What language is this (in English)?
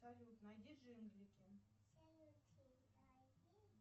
Russian